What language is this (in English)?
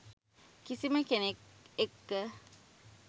Sinhala